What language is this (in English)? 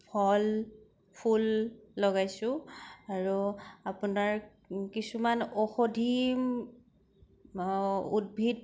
Assamese